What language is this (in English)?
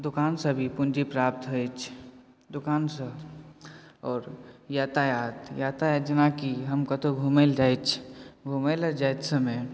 Maithili